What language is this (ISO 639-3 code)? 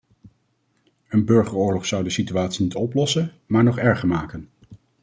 nld